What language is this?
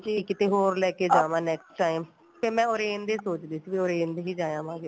Punjabi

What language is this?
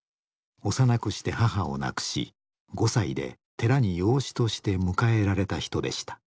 Japanese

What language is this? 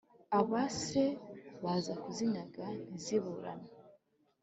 Kinyarwanda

